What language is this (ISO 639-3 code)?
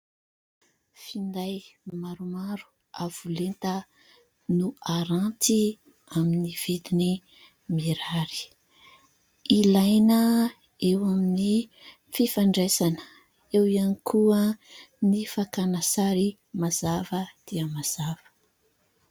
mlg